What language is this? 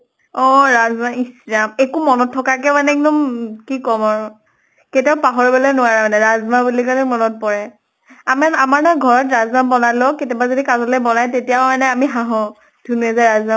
Assamese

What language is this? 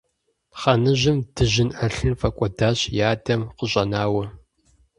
Kabardian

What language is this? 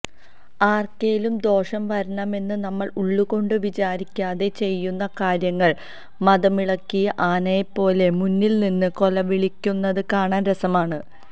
Malayalam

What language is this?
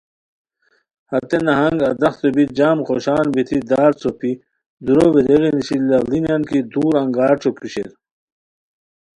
Khowar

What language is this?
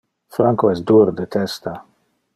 Interlingua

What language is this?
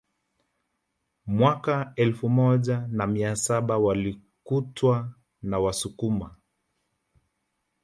Swahili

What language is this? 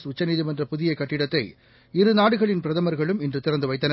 Tamil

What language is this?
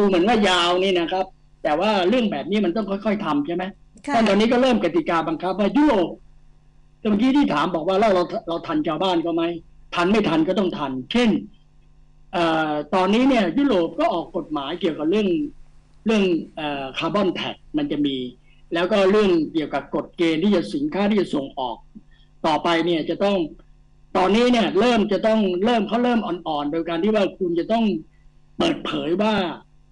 Thai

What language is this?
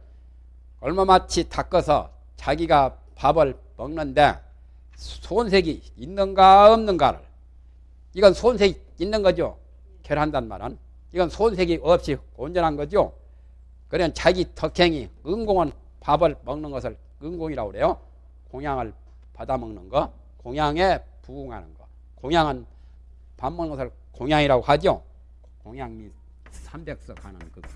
Korean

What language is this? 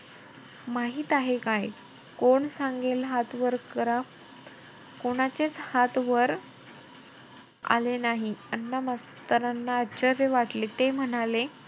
Marathi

